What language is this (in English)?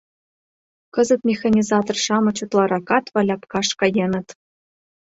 Mari